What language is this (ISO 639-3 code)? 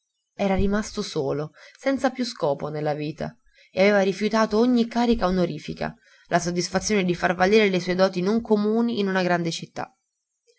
ita